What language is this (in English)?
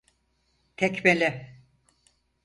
Turkish